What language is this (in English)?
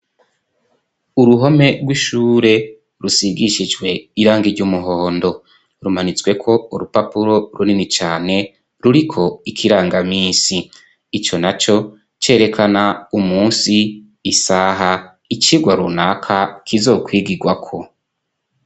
Rundi